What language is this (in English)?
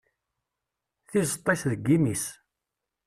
Kabyle